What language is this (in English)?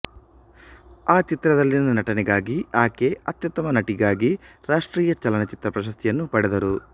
Kannada